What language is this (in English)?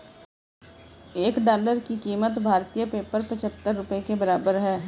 Hindi